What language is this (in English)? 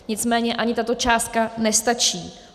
Czech